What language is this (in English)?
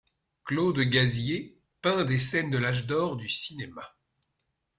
French